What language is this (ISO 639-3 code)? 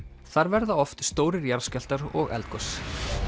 isl